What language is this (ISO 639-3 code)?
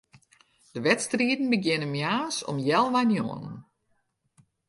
fry